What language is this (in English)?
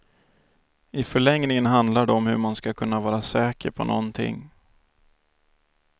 Swedish